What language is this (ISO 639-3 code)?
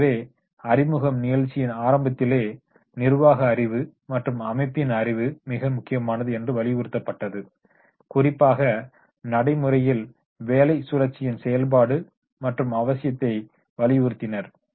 tam